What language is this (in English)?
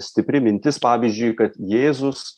Lithuanian